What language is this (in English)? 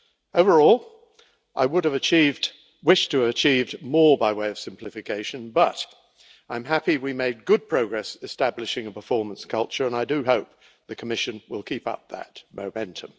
English